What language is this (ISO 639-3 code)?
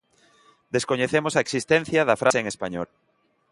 glg